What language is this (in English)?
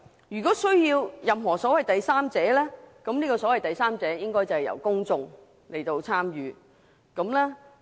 Cantonese